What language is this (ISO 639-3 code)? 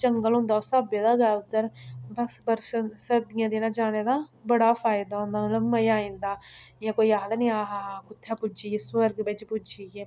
doi